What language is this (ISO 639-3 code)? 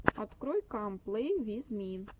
rus